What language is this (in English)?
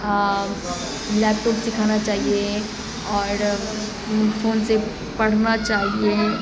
Urdu